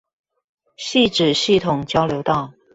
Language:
Chinese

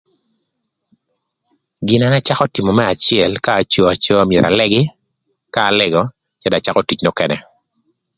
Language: Thur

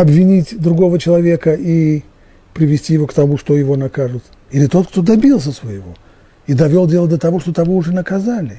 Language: Russian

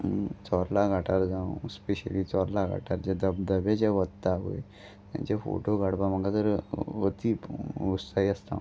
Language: Konkani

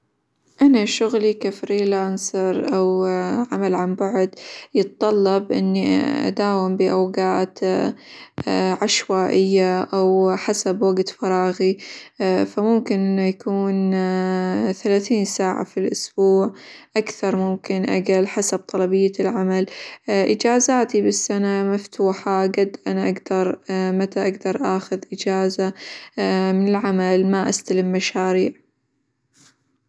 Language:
Hijazi Arabic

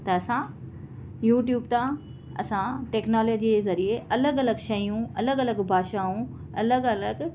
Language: Sindhi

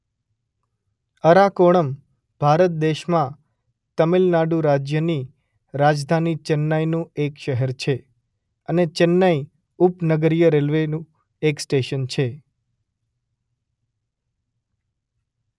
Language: Gujarati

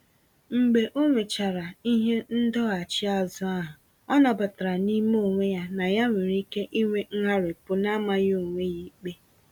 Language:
Igbo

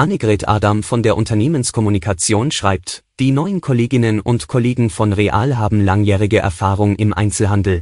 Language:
German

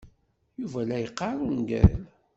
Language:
Kabyle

